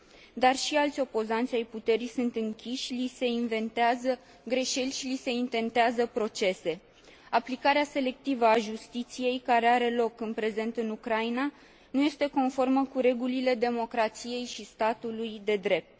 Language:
Romanian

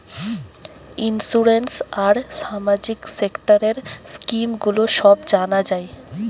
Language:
Bangla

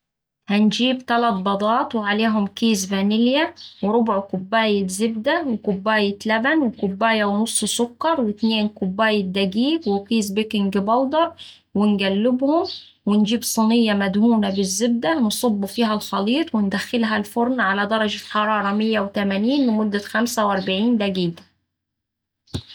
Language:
Saidi Arabic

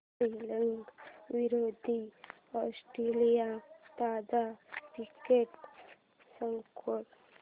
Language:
Marathi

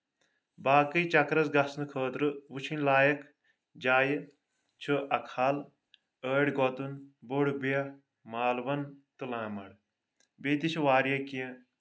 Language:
Kashmiri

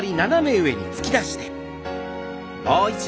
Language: Japanese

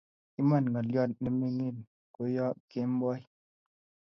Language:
Kalenjin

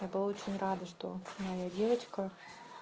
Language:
Russian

